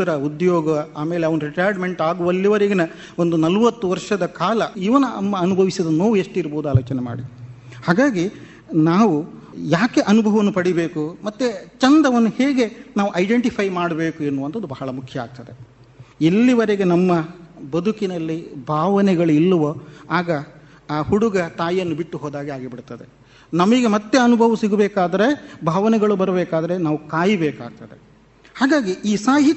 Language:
Kannada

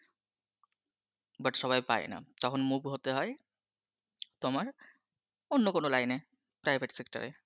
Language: Bangla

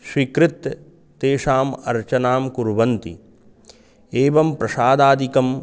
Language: Sanskrit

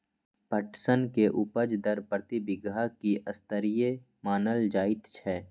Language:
Maithili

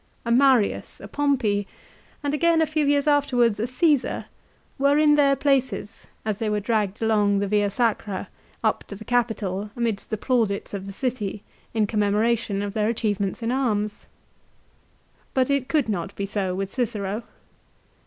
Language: English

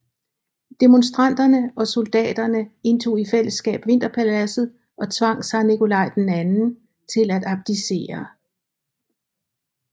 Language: Danish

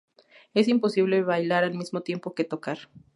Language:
Spanish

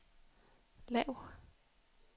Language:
Danish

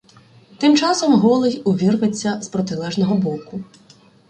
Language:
Ukrainian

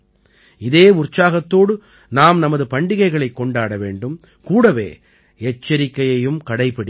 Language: Tamil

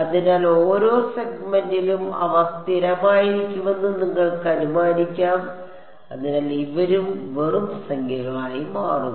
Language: Malayalam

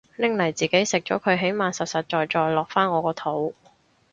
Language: Cantonese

